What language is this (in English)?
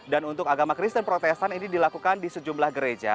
Indonesian